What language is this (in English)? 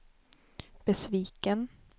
Swedish